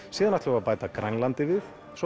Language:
Icelandic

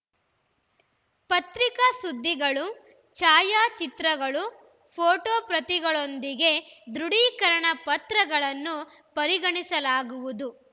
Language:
Kannada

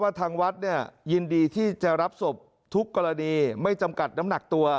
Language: Thai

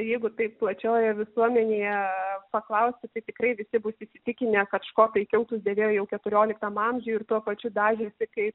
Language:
Lithuanian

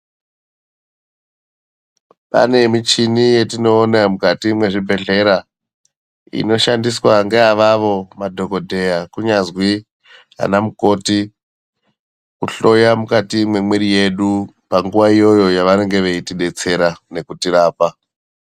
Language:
Ndau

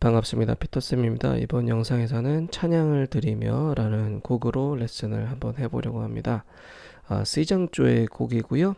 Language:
Korean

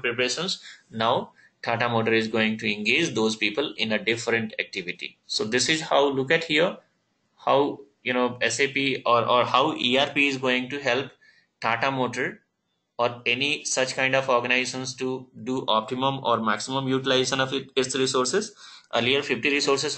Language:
English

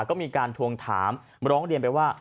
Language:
Thai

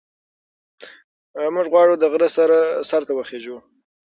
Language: Pashto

